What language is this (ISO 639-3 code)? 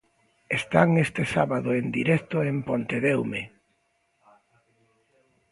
glg